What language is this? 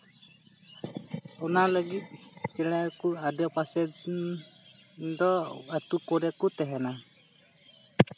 Santali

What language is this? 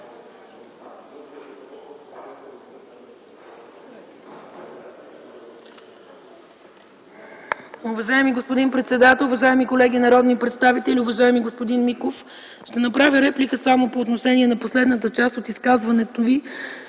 Bulgarian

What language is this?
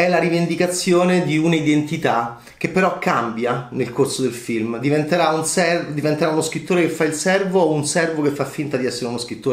Italian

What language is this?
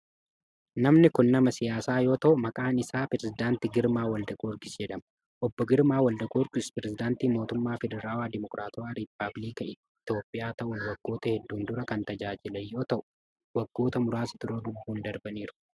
Oromo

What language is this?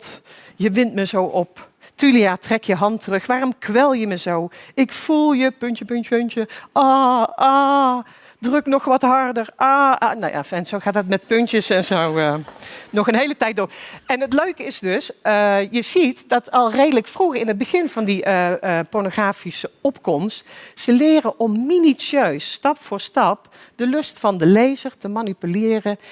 Dutch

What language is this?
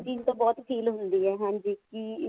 Punjabi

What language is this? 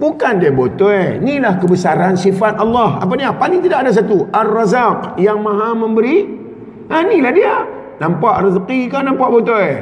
Malay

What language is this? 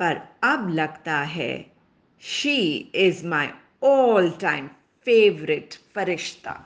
Hindi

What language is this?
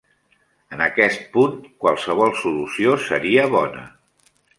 Catalan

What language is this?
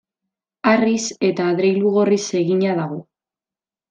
Basque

